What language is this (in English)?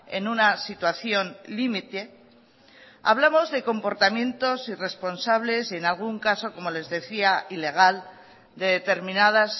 Spanish